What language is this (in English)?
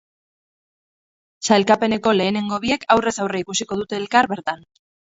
Basque